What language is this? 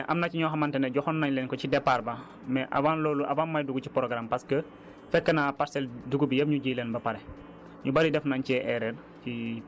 Wolof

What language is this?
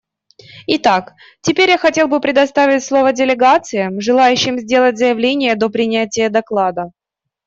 Russian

